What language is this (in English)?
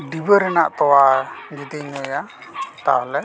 Santali